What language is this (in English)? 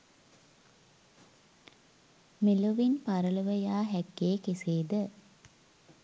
Sinhala